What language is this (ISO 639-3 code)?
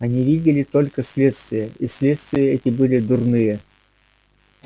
rus